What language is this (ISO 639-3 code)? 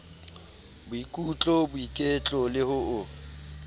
sot